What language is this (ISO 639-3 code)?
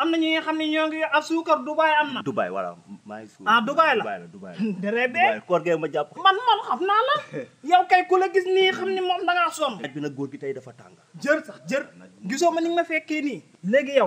ind